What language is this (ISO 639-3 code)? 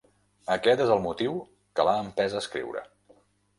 cat